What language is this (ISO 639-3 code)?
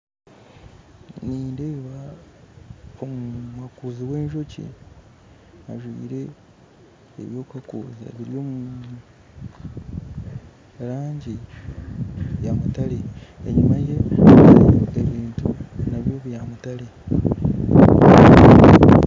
nyn